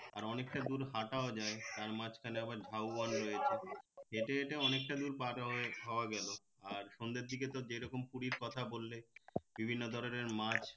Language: Bangla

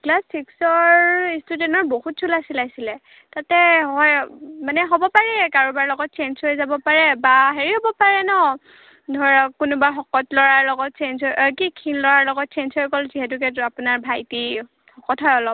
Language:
Assamese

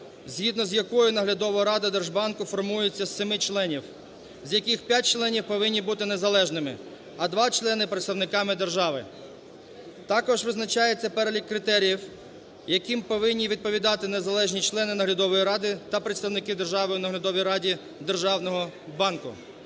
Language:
Ukrainian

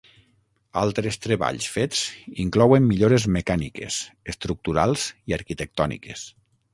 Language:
Catalan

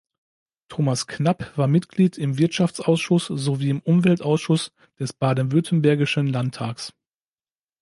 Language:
German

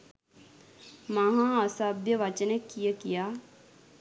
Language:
Sinhala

